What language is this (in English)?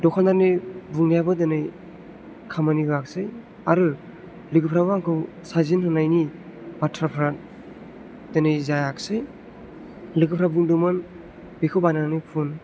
Bodo